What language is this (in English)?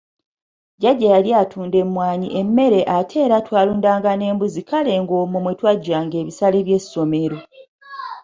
Ganda